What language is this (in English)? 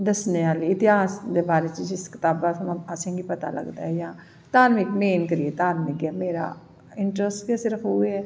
Dogri